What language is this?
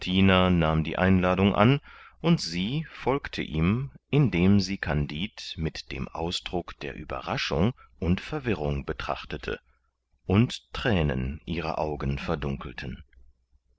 German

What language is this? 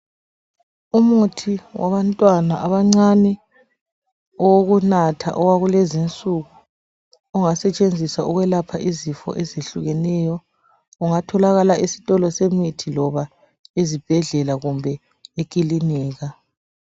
North Ndebele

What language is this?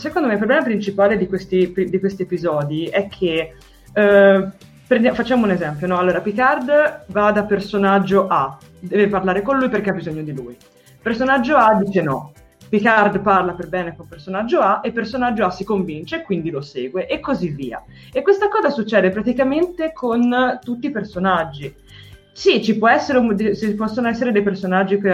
Italian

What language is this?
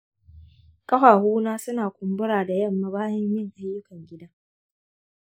Hausa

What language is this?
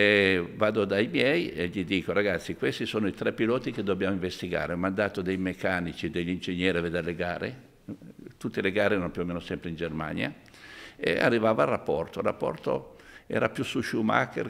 Italian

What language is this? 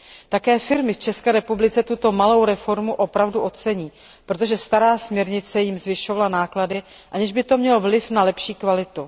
Czech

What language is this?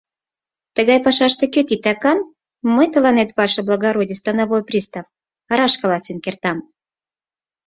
Mari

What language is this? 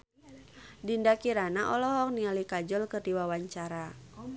Sundanese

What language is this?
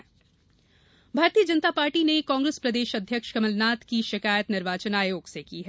Hindi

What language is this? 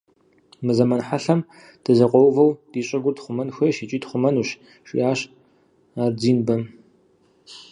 Kabardian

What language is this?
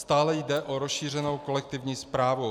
Czech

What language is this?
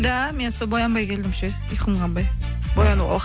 Kazakh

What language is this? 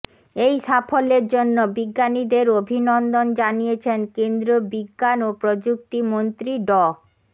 Bangla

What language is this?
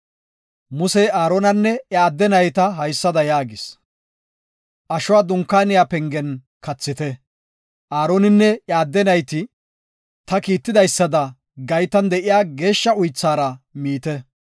Gofa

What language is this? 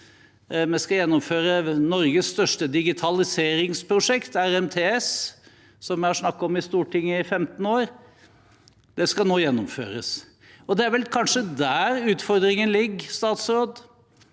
Norwegian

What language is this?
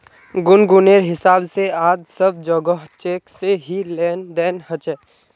Magahi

